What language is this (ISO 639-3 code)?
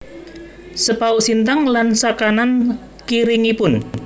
jav